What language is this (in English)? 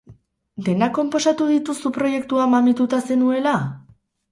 Basque